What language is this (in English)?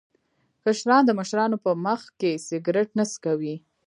Pashto